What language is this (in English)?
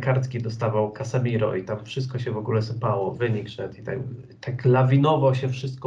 Polish